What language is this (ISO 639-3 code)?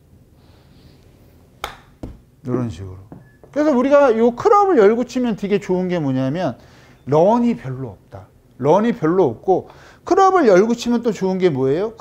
kor